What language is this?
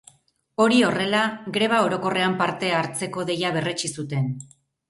Basque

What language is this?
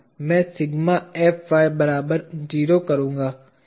Hindi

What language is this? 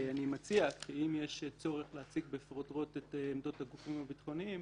Hebrew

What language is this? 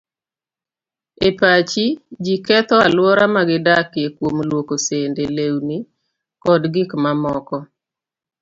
Luo (Kenya and Tanzania)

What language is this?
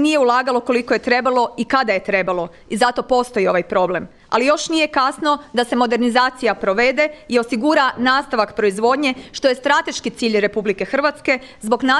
Croatian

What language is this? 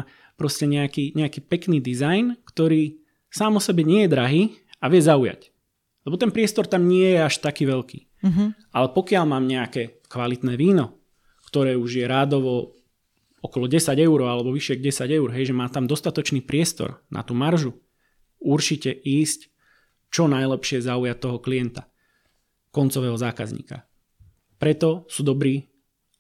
Slovak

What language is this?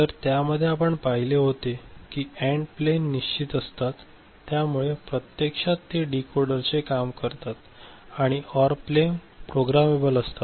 Marathi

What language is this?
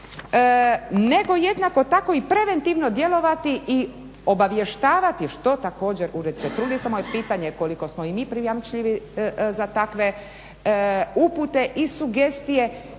Croatian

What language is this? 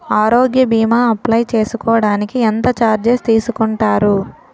Telugu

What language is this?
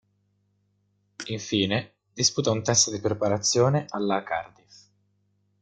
Italian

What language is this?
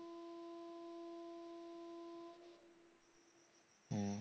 Bangla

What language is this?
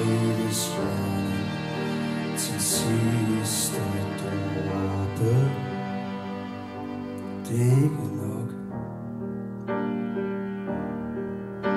Danish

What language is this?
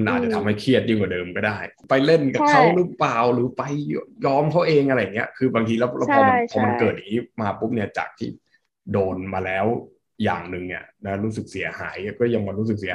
Thai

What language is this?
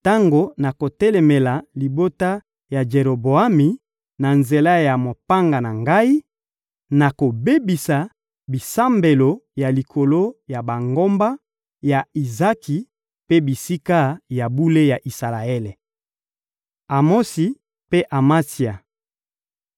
Lingala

